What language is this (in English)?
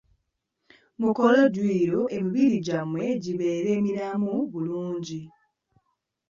Ganda